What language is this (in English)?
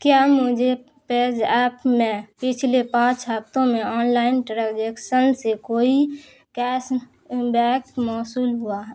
Urdu